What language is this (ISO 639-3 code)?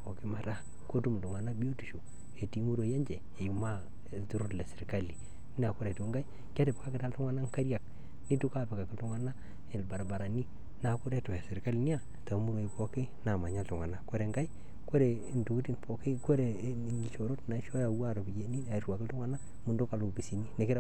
mas